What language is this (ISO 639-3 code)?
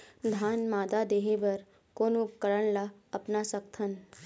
hne